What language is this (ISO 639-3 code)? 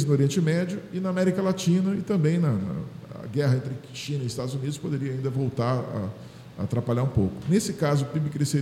por